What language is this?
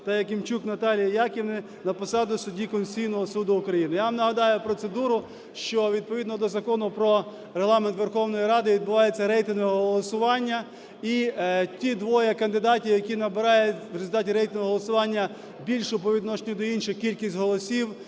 Ukrainian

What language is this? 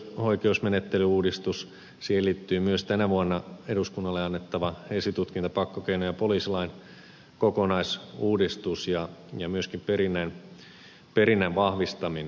Finnish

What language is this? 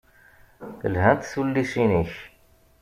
Kabyle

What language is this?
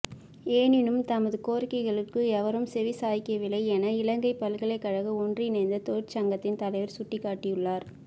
Tamil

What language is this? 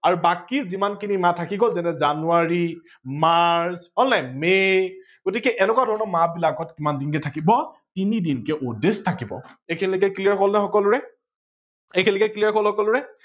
Assamese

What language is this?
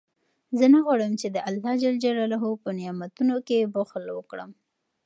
Pashto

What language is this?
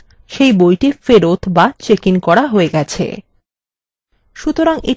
Bangla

